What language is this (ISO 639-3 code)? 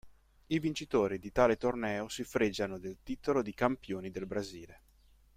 ita